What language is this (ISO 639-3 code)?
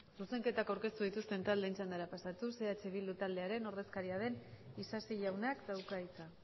eus